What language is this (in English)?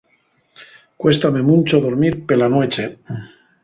Asturian